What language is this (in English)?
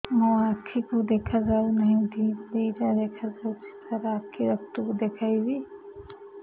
Odia